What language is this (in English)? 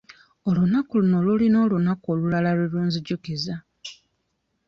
Ganda